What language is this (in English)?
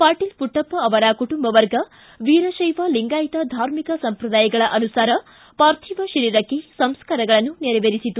Kannada